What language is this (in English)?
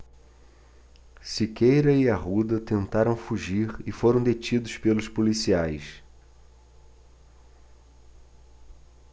Portuguese